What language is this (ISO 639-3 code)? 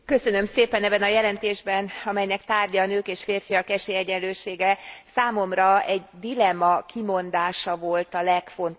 hun